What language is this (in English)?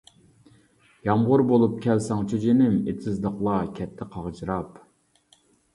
Uyghur